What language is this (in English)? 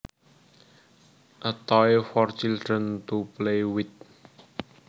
Javanese